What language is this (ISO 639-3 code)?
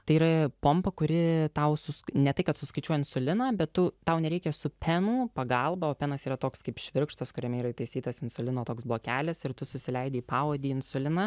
lit